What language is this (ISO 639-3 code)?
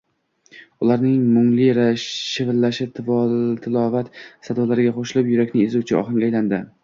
uzb